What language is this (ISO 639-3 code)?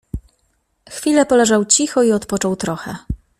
pol